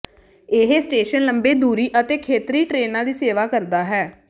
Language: Punjabi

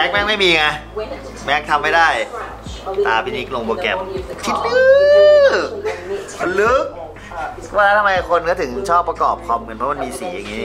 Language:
Thai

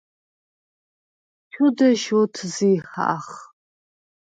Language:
Svan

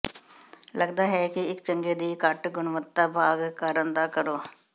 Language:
Punjabi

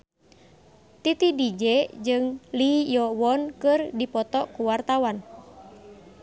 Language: Sundanese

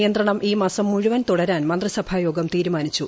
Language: Malayalam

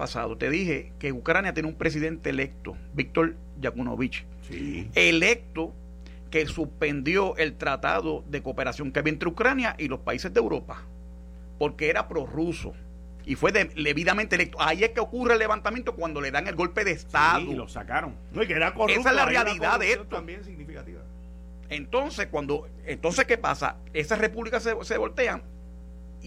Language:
Spanish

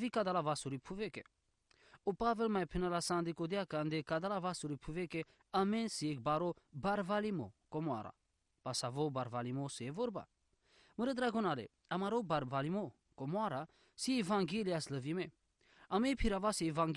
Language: Romanian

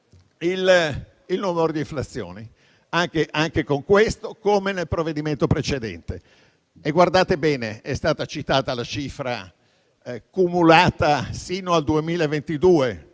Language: Italian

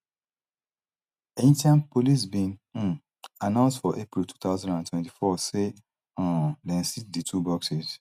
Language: Nigerian Pidgin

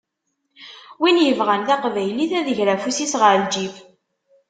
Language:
Kabyle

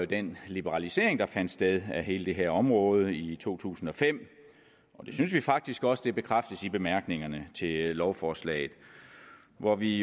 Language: Danish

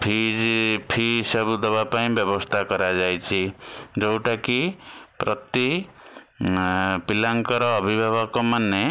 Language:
Odia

